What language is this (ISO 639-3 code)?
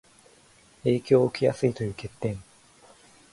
jpn